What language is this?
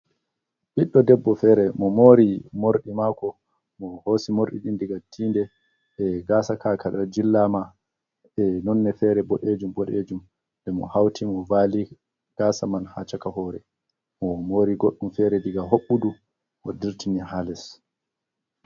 Fula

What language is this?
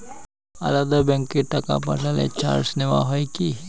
Bangla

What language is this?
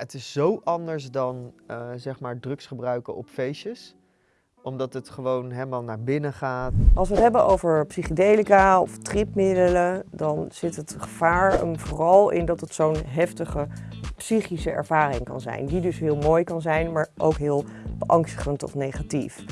Dutch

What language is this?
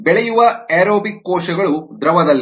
Kannada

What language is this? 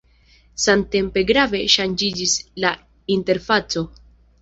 Esperanto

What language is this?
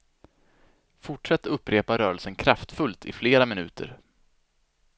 Swedish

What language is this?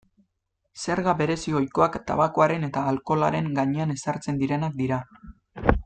Basque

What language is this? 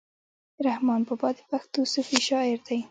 Pashto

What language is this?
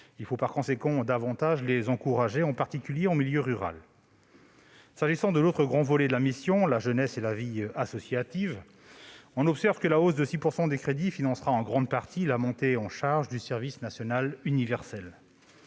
French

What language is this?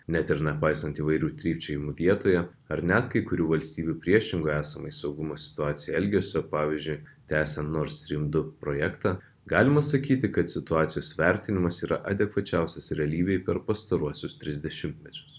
Lithuanian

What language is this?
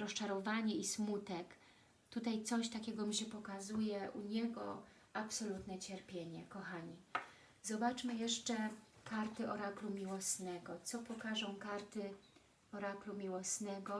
Polish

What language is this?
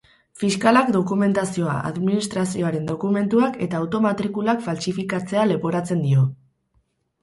Basque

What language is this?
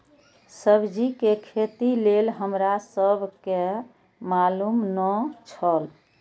Maithili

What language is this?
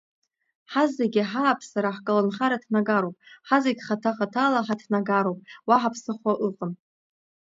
Abkhazian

